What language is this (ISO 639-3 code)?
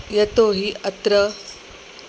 san